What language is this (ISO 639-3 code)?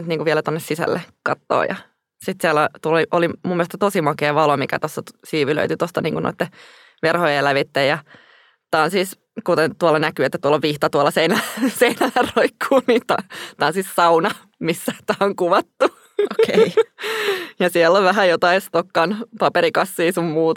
fin